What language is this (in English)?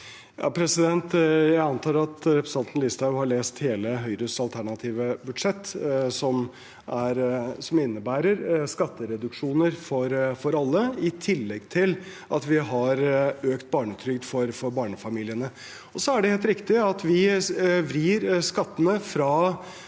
Norwegian